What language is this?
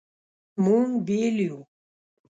Pashto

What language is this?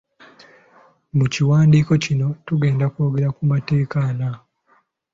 Ganda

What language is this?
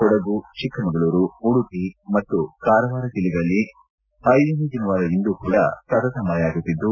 Kannada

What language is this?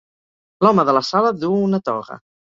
Catalan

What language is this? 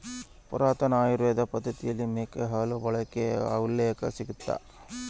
Kannada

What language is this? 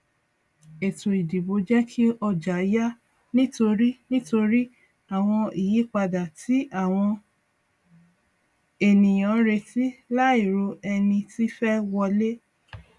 Yoruba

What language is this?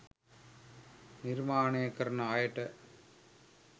Sinhala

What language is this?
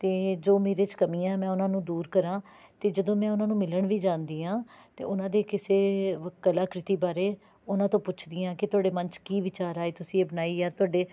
Punjabi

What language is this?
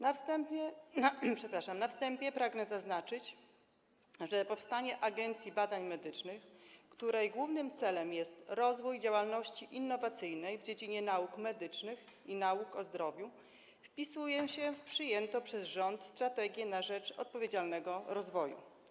Polish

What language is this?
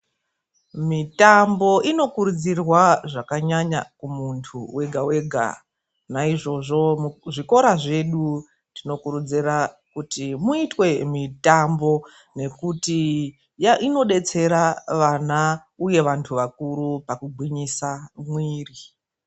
Ndau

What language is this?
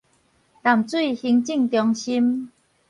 Min Nan Chinese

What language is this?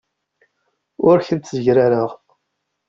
Kabyle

